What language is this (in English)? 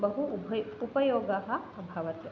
Sanskrit